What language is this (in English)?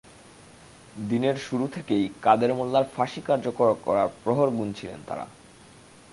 Bangla